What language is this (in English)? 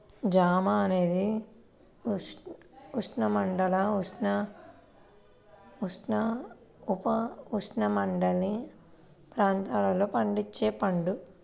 Telugu